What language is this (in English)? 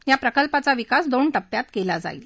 Marathi